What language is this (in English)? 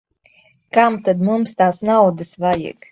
Latvian